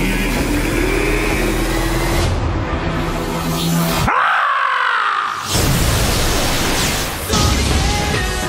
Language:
Japanese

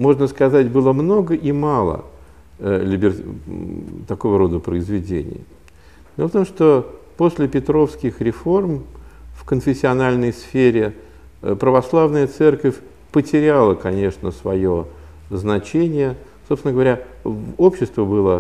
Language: Russian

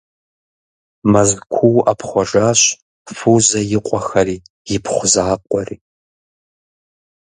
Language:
Kabardian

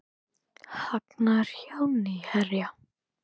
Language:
Icelandic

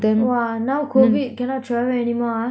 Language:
English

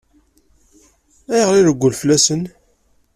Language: Kabyle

